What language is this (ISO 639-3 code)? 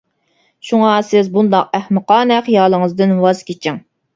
uig